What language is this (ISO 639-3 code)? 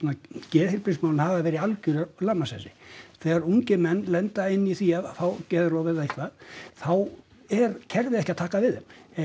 isl